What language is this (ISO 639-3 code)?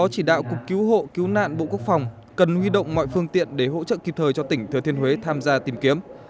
vie